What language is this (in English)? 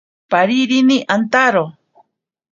Ashéninka Perené